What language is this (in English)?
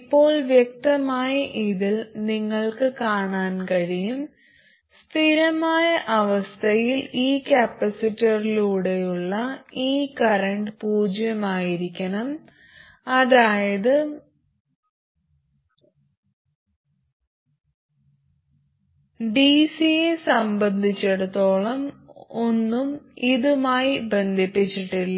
Malayalam